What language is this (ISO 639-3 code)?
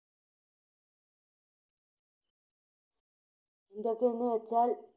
mal